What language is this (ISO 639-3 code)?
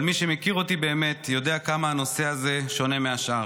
heb